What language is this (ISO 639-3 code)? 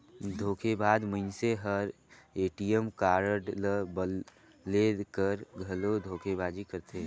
hne